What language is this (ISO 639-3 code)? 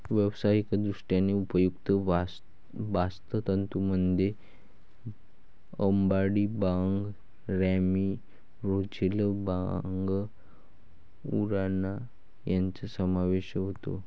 mar